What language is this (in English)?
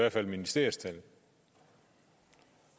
Danish